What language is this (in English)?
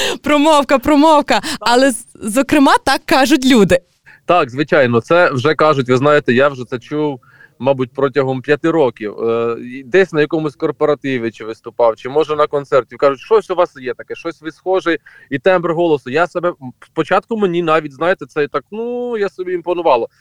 Ukrainian